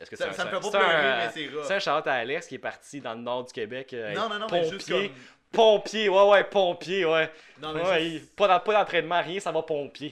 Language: French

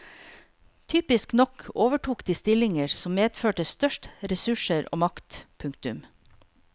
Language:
Norwegian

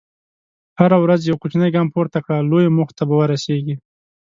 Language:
Pashto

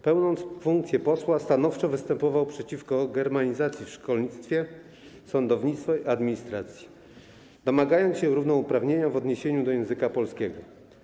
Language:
Polish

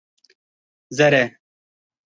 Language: Kurdish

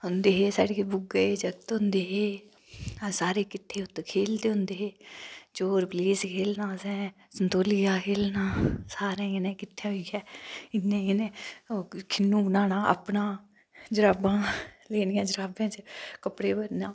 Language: Dogri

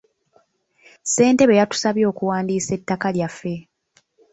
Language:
Ganda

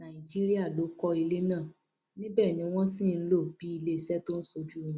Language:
Yoruba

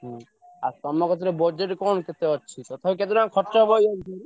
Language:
Odia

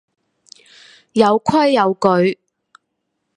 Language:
Cantonese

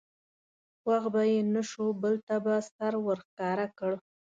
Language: Pashto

